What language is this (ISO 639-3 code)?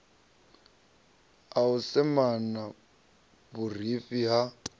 ven